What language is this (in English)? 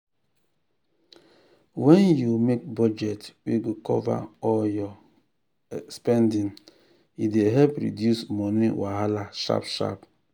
Nigerian Pidgin